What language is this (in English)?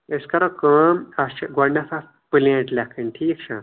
Kashmiri